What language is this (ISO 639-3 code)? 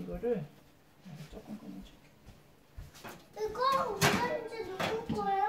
kor